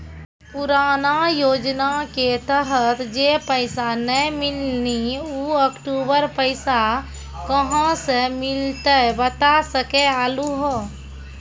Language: Maithili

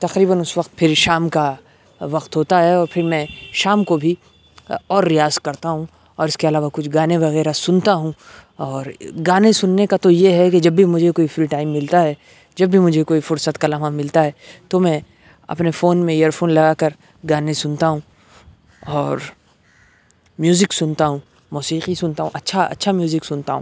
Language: Urdu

